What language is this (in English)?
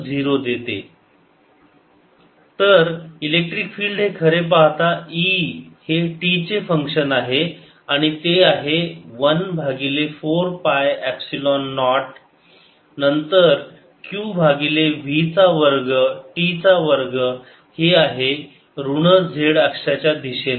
Marathi